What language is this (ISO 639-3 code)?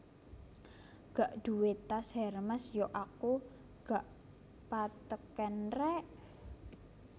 jav